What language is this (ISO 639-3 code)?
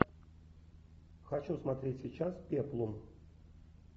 rus